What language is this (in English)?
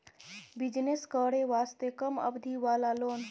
Maithili